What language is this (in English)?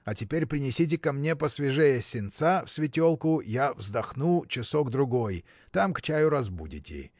Russian